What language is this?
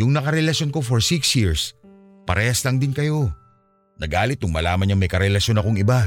Filipino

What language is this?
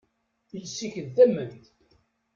Kabyle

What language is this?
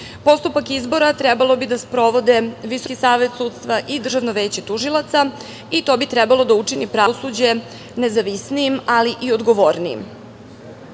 Serbian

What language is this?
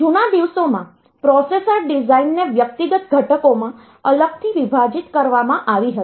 Gujarati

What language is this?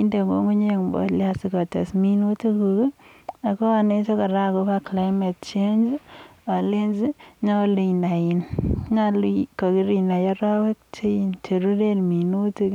Kalenjin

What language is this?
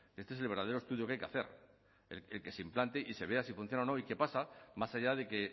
Spanish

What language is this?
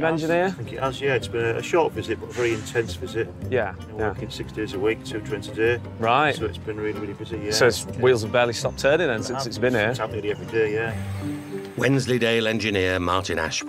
English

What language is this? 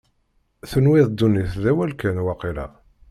Kabyle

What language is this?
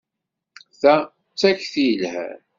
Kabyle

